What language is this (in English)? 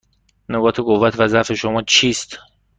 Persian